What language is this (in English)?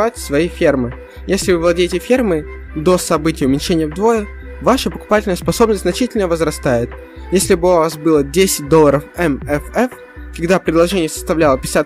Russian